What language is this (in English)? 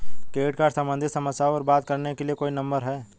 Hindi